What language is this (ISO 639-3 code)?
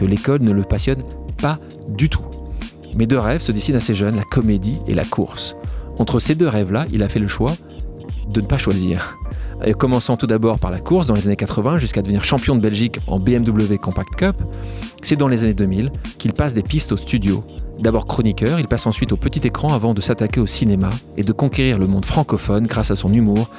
fra